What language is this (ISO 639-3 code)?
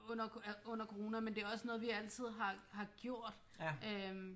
dan